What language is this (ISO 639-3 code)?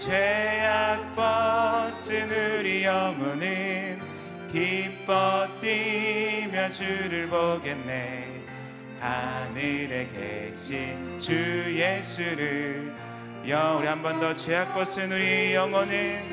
kor